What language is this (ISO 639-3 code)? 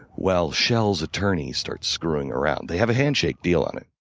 eng